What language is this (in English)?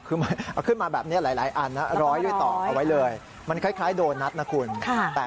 Thai